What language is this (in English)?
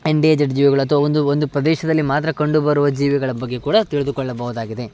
Kannada